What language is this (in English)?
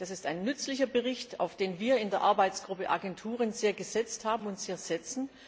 German